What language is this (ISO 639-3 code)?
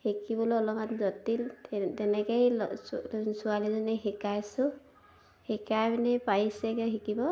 asm